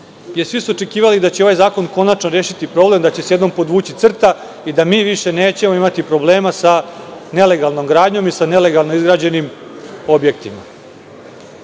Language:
Serbian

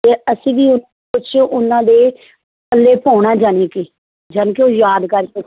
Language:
Punjabi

